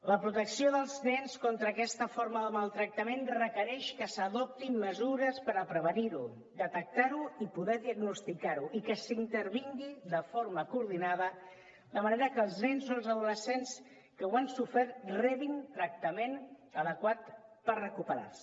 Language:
Catalan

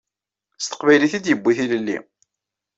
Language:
Kabyle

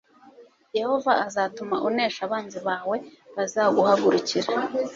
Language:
Kinyarwanda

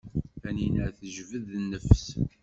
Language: Kabyle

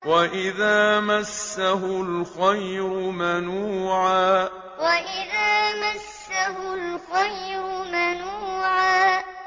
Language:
Arabic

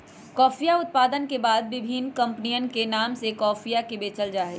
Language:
Magahi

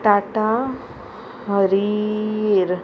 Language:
Konkani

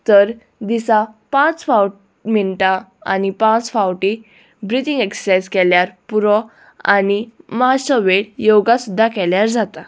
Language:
Konkani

